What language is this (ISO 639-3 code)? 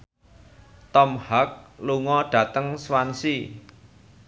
jav